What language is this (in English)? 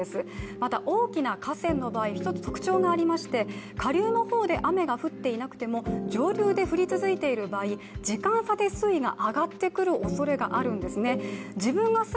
Japanese